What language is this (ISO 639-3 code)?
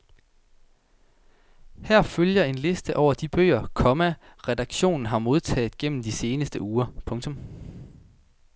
dan